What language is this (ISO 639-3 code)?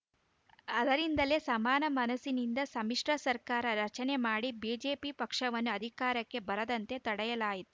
kan